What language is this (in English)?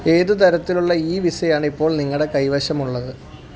Malayalam